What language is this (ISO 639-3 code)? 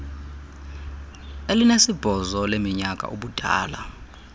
xho